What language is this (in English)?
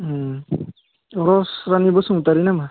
Bodo